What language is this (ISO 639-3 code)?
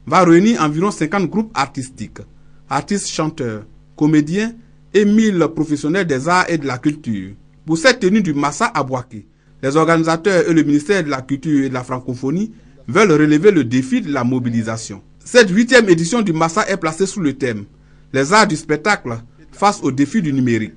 fra